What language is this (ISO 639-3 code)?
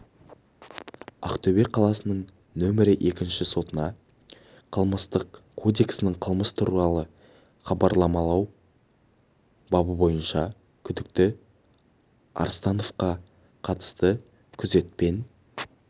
kaz